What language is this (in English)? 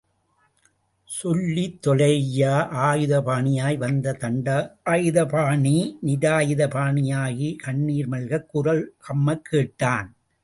Tamil